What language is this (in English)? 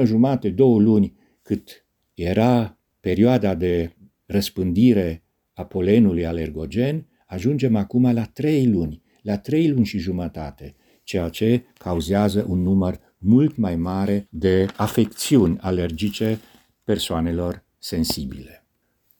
Romanian